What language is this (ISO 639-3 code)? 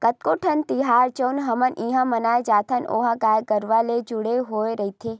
hne